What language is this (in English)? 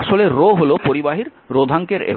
Bangla